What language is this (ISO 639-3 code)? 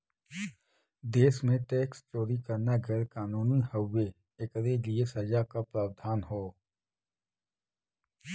bho